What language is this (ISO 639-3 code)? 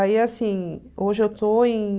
por